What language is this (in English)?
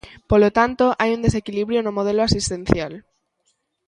Galician